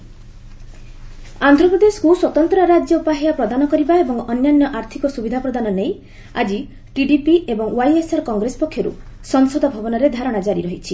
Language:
Odia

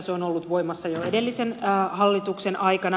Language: Finnish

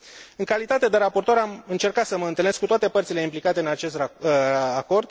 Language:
Romanian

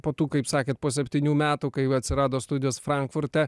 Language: Lithuanian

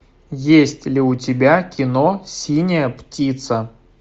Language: Russian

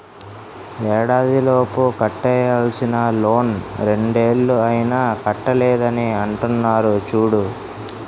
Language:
Telugu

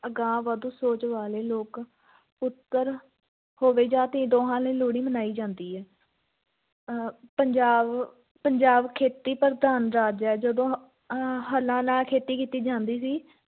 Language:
Punjabi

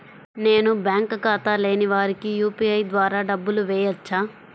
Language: Telugu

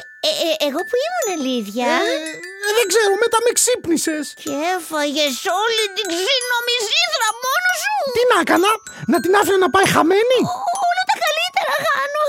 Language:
Greek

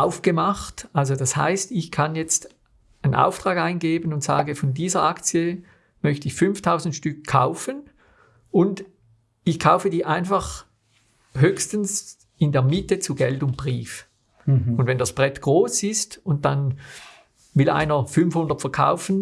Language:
German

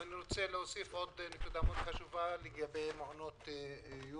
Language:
Hebrew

